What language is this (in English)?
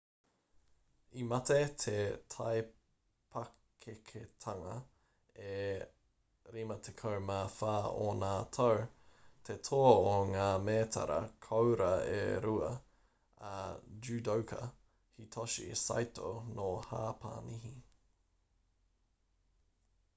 Māori